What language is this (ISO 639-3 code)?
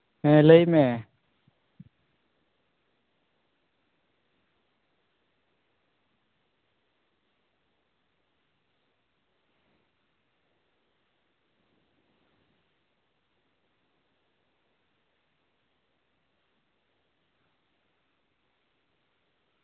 sat